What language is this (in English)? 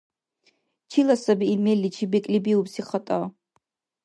Dargwa